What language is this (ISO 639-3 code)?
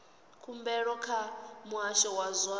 ven